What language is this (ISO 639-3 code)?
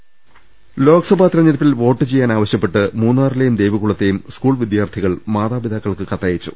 mal